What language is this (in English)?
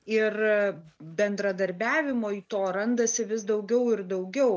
Lithuanian